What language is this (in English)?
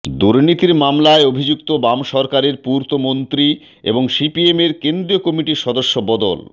Bangla